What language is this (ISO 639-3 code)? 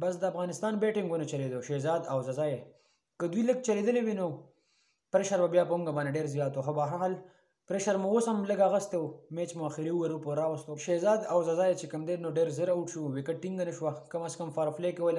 tur